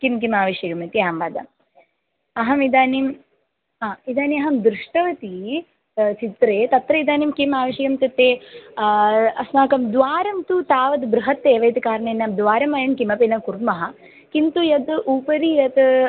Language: Sanskrit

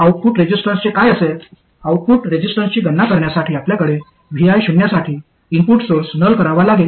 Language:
Marathi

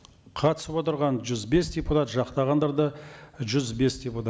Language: Kazakh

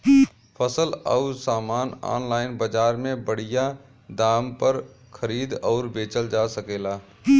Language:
Bhojpuri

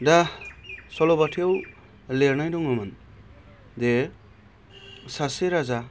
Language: Bodo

